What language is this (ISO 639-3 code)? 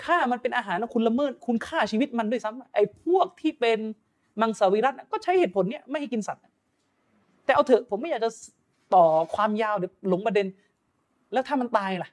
tha